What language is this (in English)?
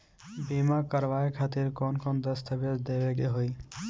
Bhojpuri